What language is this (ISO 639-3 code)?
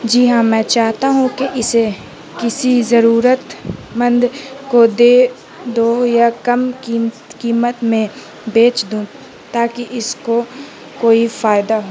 urd